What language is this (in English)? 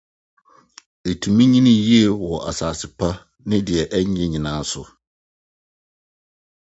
Akan